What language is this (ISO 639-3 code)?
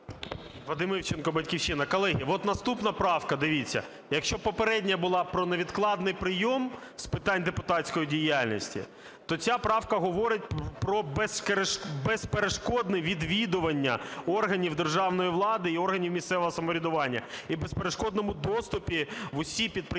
ukr